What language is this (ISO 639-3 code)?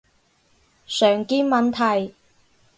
yue